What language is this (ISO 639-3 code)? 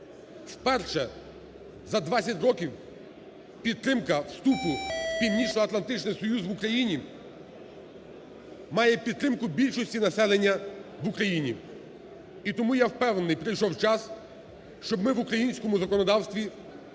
ukr